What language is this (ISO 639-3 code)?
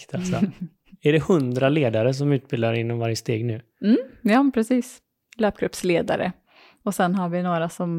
swe